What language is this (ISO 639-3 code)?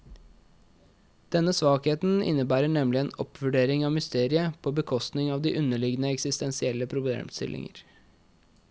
nor